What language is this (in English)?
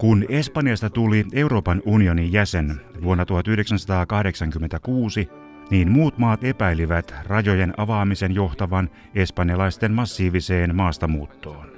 Finnish